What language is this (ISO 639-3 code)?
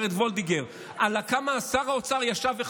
heb